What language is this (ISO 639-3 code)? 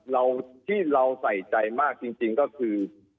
tha